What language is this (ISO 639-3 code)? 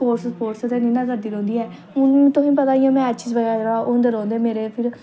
doi